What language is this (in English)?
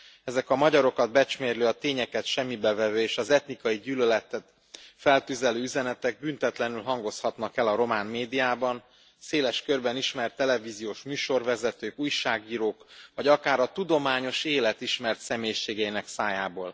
Hungarian